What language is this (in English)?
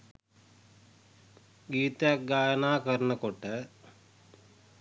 Sinhala